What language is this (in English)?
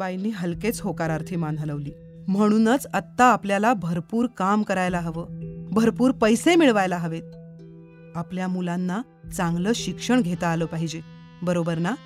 Marathi